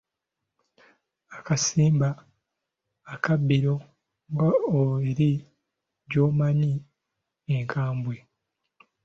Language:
Ganda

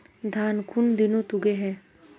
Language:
Magahi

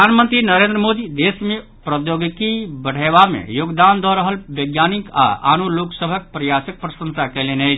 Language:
Maithili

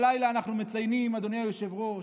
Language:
Hebrew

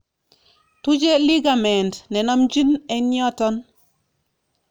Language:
Kalenjin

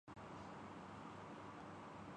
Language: Urdu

